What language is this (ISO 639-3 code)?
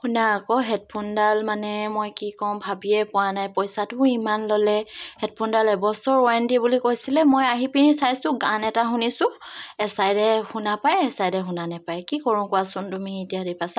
asm